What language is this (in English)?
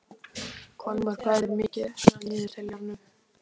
Icelandic